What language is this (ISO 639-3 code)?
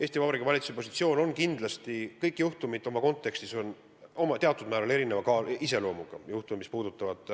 est